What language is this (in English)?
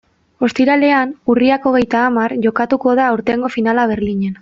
Basque